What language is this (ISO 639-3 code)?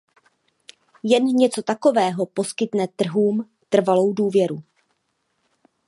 ces